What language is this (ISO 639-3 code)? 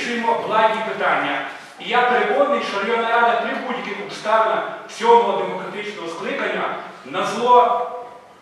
ukr